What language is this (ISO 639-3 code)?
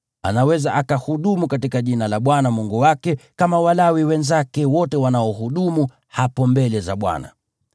swa